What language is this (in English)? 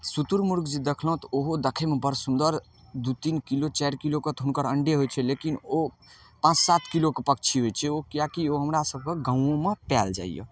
Maithili